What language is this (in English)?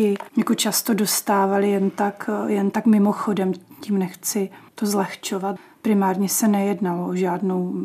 Czech